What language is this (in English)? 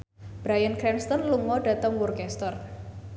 Javanese